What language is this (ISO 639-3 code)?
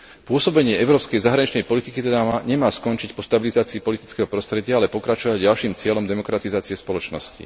slk